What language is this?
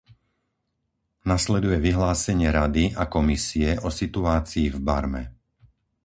Slovak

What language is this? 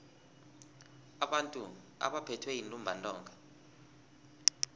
South Ndebele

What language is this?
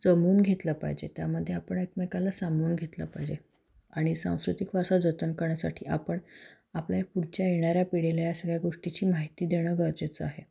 Marathi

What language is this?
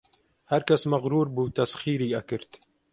Central Kurdish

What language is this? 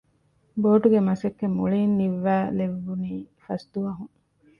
Divehi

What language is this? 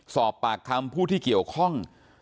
Thai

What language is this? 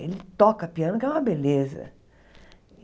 Portuguese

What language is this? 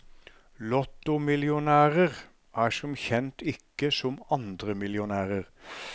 Norwegian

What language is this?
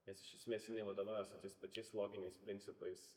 Lithuanian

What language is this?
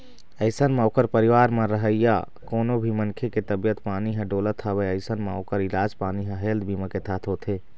Chhattisgarhi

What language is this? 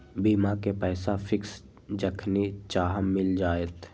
Magahi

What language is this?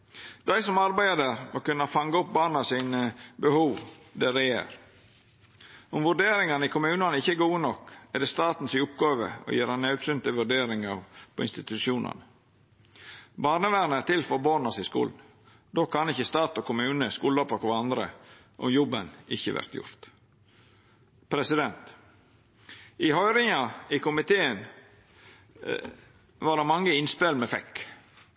Norwegian Nynorsk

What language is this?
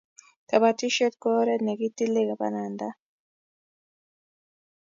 Kalenjin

